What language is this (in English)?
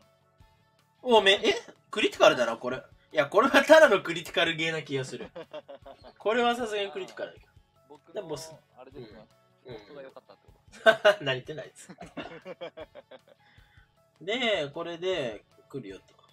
Japanese